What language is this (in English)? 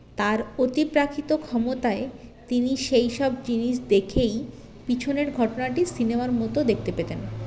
Bangla